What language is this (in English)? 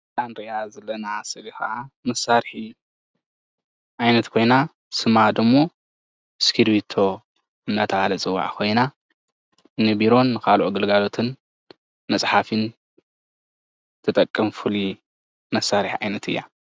Tigrinya